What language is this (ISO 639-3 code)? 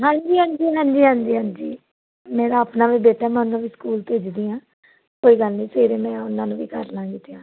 pan